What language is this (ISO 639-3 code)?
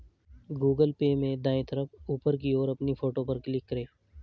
hin